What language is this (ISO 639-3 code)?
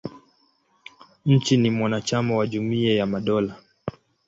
swa